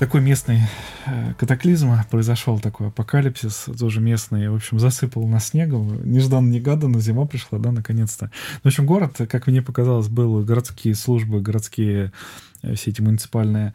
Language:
Russian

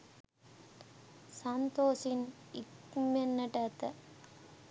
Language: Sinhala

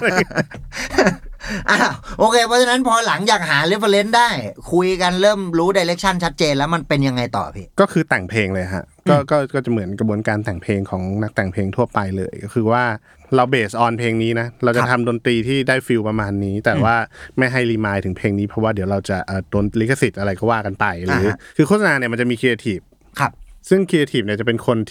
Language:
Thai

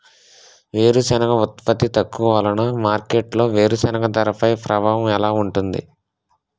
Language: Telugu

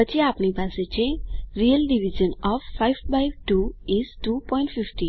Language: Gujarati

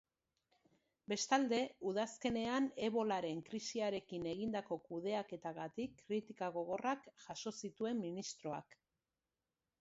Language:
Basque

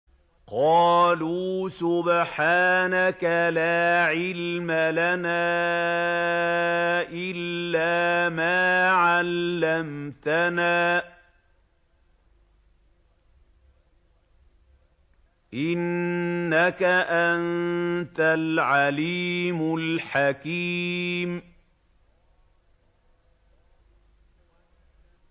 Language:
Arabic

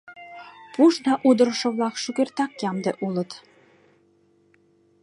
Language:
Mari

